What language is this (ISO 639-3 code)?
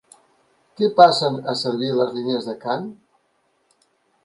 cat